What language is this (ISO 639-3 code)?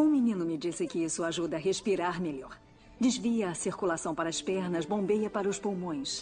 por